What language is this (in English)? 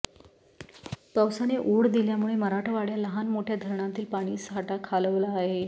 Marathi